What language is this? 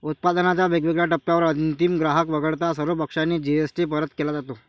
Marathi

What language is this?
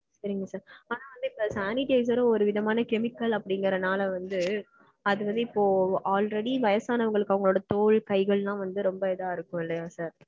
Tamil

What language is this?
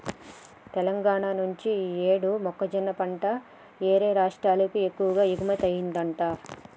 Telugu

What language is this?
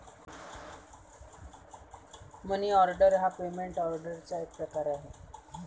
Marathi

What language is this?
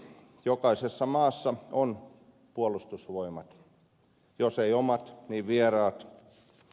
Finnish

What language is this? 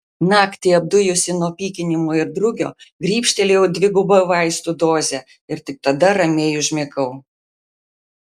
Lithuanian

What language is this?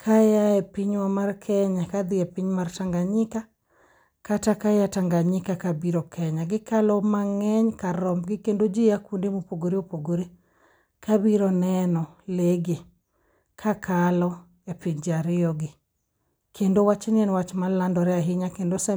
Luo (Kenya and Tanzania)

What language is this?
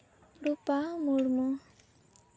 Santali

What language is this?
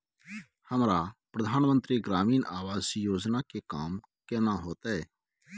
Maithili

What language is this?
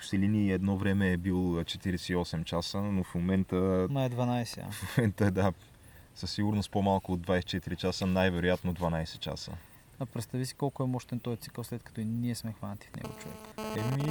Bulgarian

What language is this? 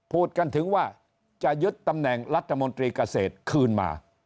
Thai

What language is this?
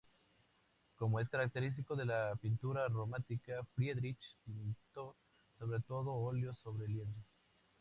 Spanish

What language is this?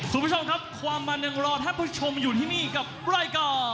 Thai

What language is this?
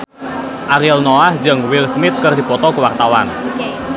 Sundanese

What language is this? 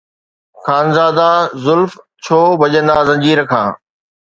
Sindhi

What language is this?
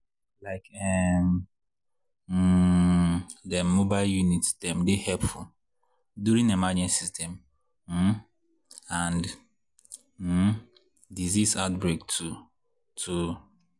Nigerian Pidgin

